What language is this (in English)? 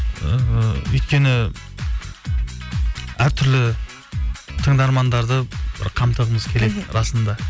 Kazakh